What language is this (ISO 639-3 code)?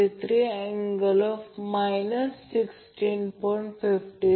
mar